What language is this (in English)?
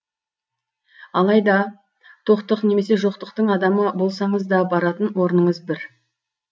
Kazakh